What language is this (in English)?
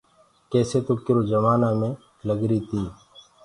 Gurgula